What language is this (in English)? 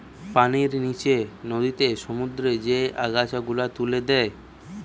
Bangla